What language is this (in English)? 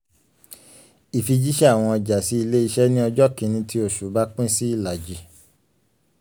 Yoruba